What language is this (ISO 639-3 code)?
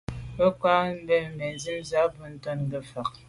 byv